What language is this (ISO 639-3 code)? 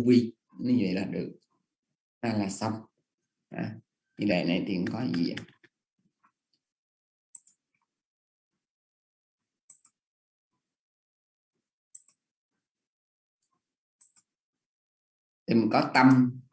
vie